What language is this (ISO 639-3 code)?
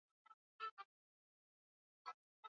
swa